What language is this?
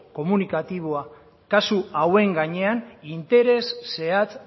Basque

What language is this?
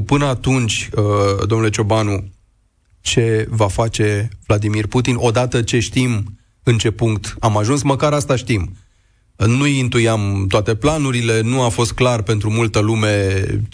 Romanian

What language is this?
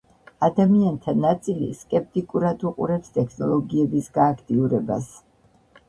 Georgian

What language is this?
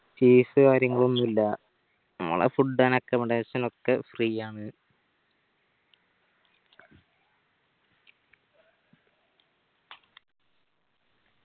Malayalam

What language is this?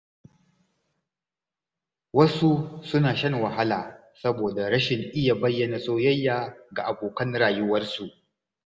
Hausa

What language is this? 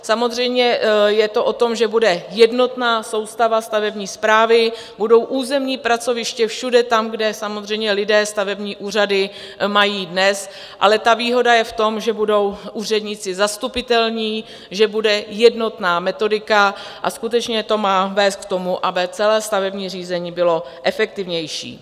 Czech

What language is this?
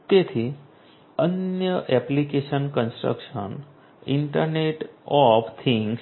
Gujarati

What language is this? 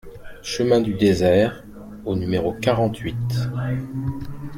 French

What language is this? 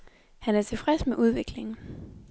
Danish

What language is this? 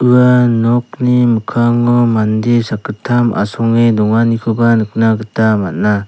Garo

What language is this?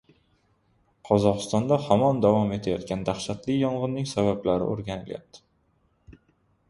Uzbek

